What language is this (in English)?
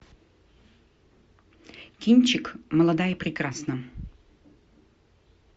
Russian